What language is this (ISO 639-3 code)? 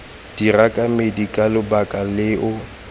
tsn